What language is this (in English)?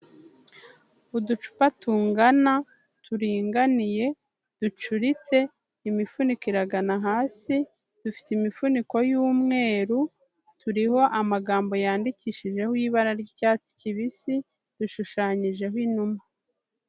Kinyarwanda